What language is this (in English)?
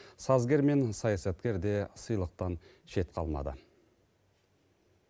Kazakh